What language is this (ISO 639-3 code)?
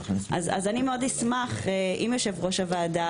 heb